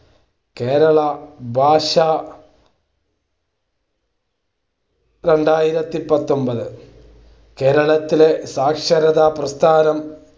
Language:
Malayalam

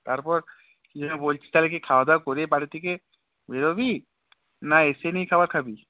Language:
Bangla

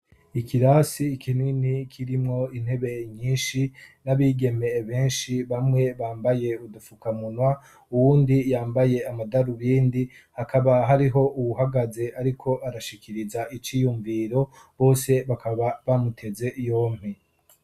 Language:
Rundi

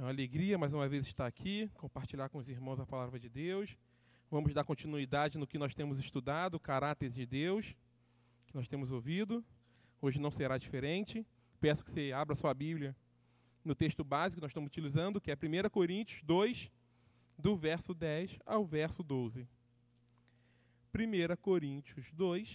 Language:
Portuguese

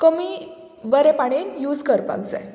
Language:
Konkani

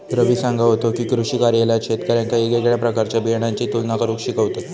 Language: Marathi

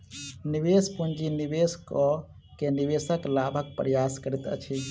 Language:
Maithili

